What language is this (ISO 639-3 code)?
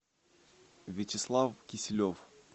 rus